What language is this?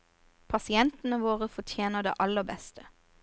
Norwegian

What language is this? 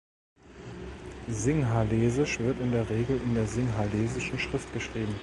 German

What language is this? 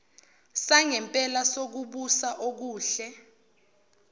Zulu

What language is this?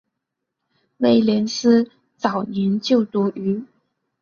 Chinese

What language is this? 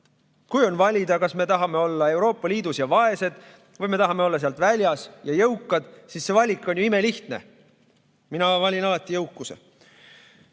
Estonian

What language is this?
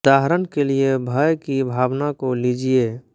Hindi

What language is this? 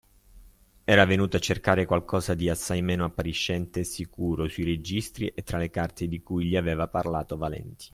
Italian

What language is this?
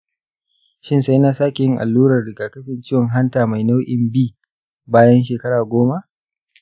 Hausa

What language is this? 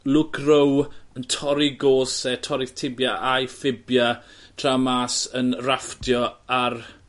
Welsh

